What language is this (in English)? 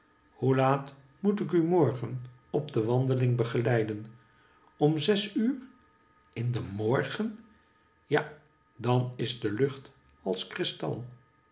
Dutch